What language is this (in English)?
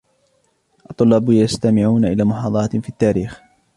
Arabic